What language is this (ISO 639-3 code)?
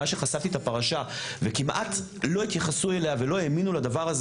heb